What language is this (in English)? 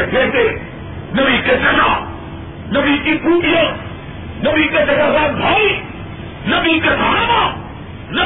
Urdu